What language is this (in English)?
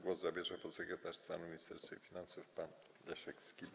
Polish